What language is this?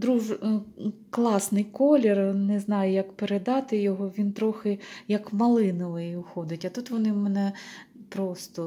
Ukrainian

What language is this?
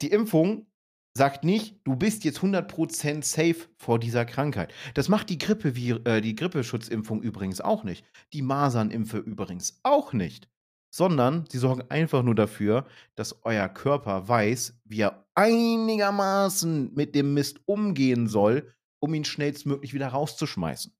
German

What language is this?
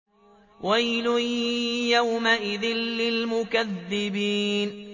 Arabic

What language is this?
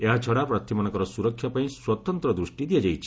Odia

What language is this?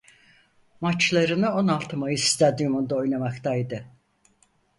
Turkish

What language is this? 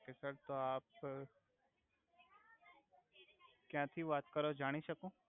Gujarati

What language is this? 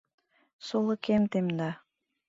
Mari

